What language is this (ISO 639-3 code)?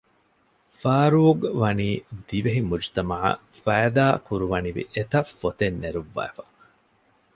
div